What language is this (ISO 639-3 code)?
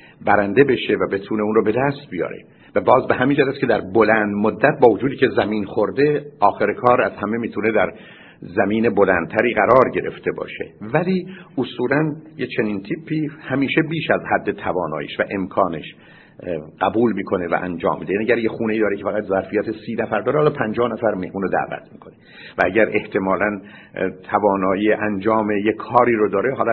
fas